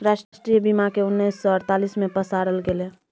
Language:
Maithili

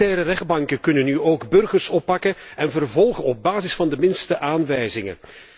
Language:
Dutch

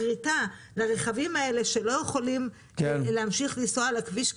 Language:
Hebrew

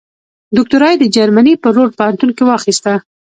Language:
Pashto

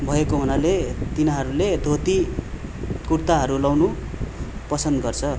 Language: Nepali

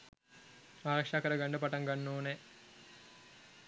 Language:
Sinhala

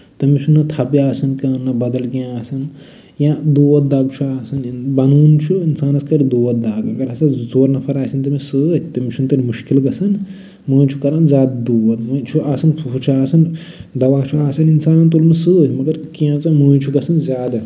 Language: Kashmiri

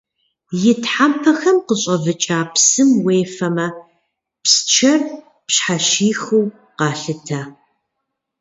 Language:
Kabardian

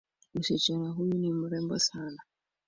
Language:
Swahili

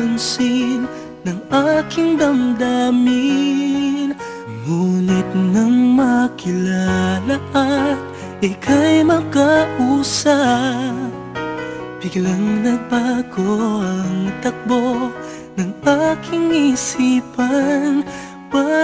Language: Filipino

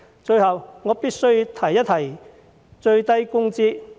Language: Cantonese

